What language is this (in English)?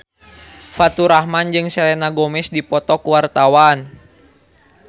Sundanese